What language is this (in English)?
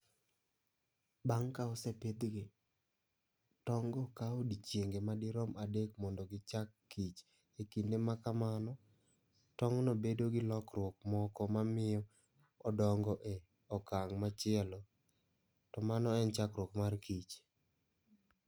Luo (Kenya and Tanzania)